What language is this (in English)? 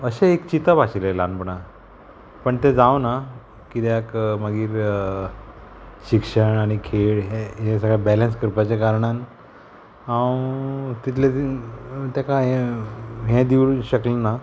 Konkani